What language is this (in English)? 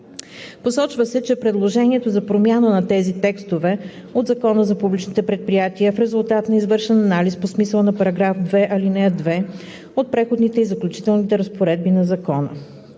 Bulgarian